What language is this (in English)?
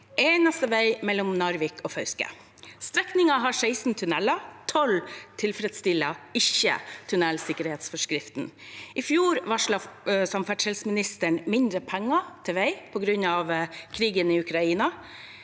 Norwegian